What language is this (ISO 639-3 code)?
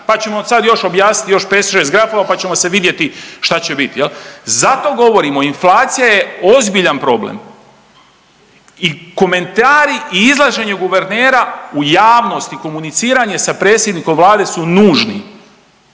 hrv